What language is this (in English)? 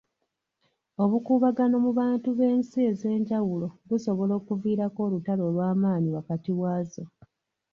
Ganda